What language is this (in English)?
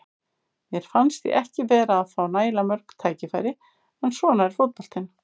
Icelandic